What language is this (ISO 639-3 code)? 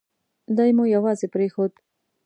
pus